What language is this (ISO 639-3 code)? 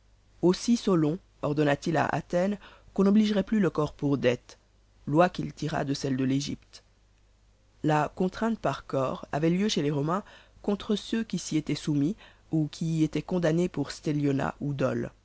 fra